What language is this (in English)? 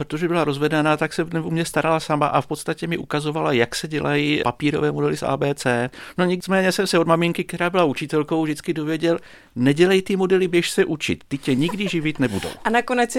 Czech